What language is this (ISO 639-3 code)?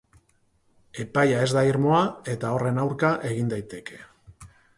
eus